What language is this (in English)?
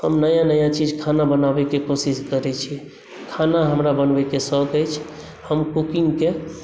Maithili